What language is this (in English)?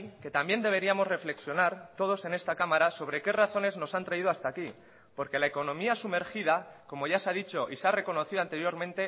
Spanish